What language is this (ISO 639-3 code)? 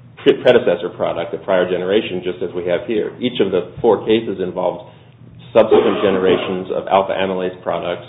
eng